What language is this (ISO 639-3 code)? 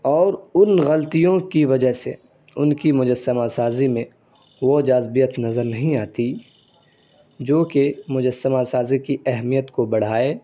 urd